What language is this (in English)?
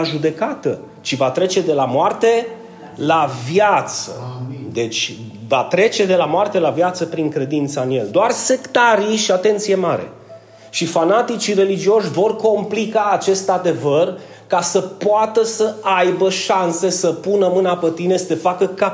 Romanian